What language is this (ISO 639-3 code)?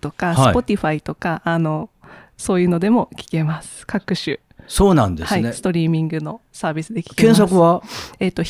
jpn